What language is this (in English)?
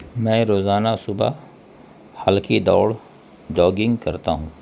Urdu